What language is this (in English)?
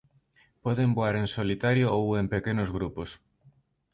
Galician